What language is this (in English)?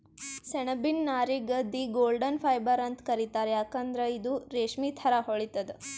Kannada